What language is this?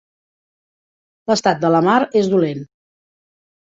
Catalan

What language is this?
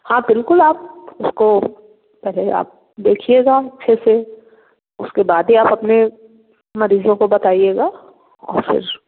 Hindi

